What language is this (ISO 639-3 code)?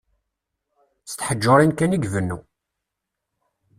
kab